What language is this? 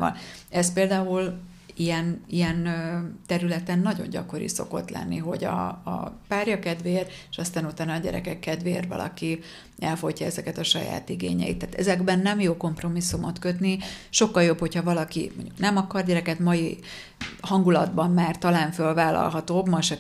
Hungarian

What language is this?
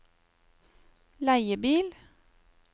Norwegian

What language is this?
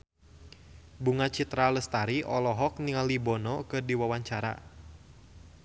Sundanese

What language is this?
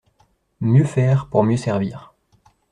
French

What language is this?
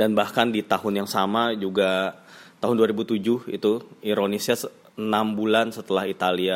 Indonesian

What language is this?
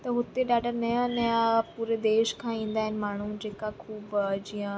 Sindhi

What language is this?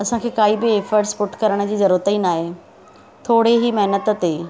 Sindhi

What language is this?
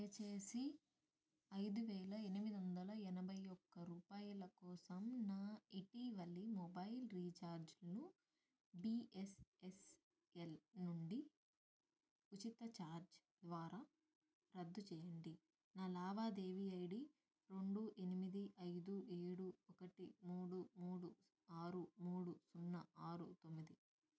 Telugu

